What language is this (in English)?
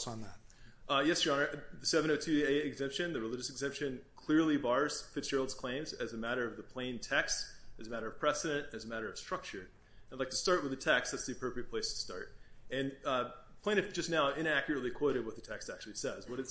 English